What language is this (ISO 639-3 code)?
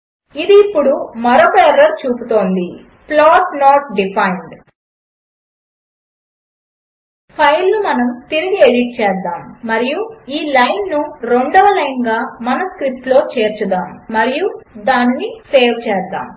tel